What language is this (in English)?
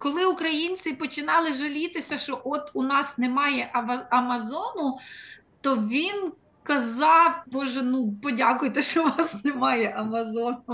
Ukrainian